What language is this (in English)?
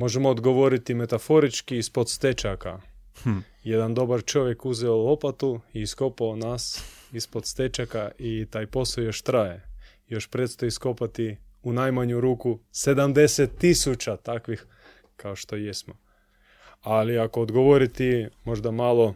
Croatian